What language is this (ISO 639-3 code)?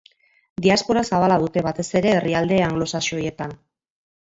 eus